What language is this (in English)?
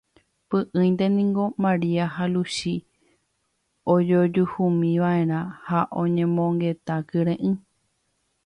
Guarani